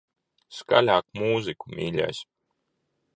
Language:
Latvian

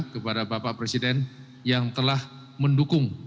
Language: Indonesian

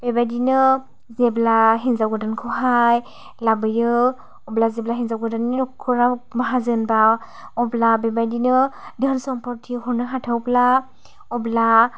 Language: Bodo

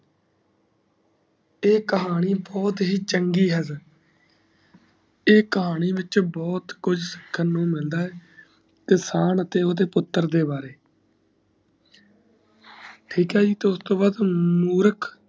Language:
Punjabi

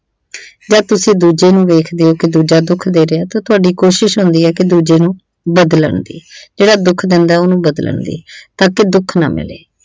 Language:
Punjabi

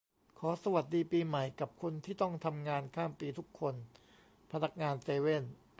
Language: Thai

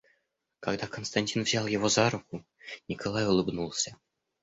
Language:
Russian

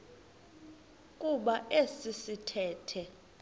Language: Xhosa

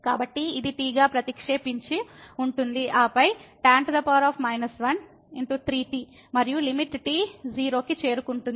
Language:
Telugu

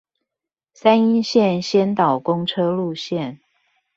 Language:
Chinese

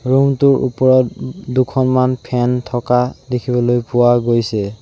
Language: Assamese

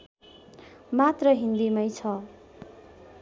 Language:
Nepali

